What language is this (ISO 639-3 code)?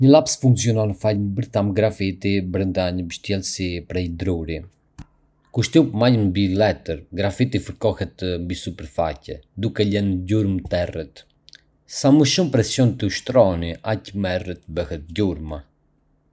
aae